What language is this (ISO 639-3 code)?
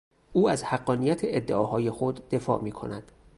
fas